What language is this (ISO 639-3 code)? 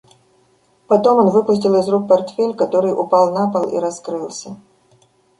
rus